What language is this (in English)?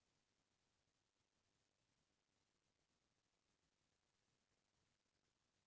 Chhattisgarhi